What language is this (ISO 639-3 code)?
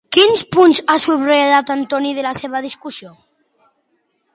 cat